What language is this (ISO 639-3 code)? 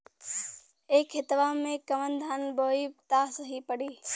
bho